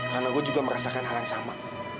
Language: Indonesian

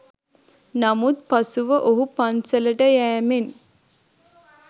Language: Sinhala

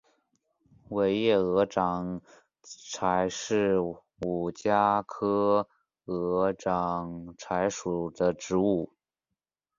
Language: Chinese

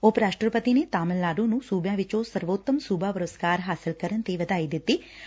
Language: Punjabi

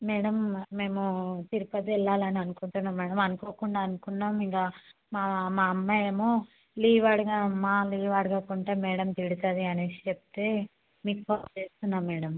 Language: Telugu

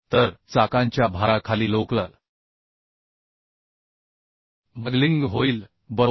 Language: Marathi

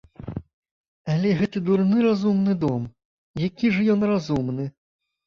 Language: Belarusian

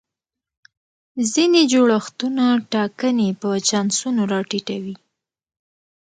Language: Pashto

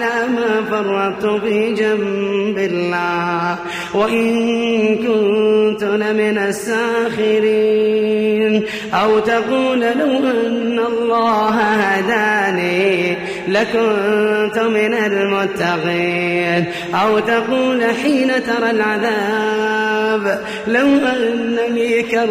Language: Arabic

